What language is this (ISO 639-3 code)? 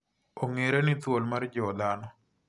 luo